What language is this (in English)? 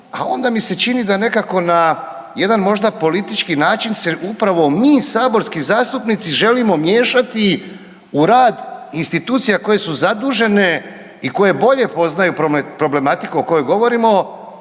Croatian